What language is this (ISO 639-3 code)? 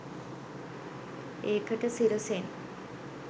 sin